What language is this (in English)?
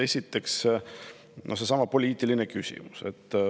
Estonian